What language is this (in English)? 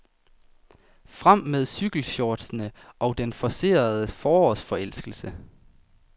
Danish